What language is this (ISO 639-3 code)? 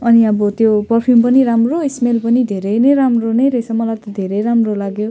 nep